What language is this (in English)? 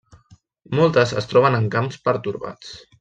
Catalan